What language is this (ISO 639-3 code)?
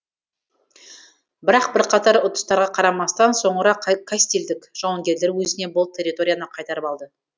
kaz